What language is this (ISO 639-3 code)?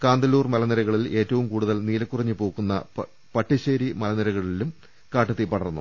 mal